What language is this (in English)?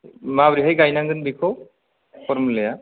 Bodo